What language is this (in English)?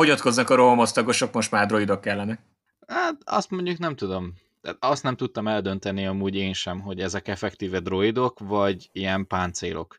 Hungarian